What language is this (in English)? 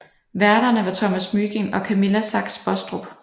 Danish